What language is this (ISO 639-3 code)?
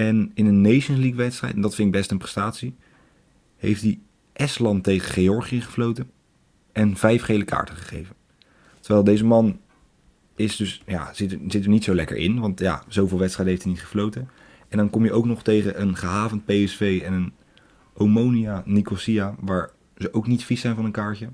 nld